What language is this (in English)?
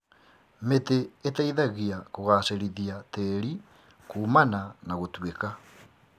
Kikuyu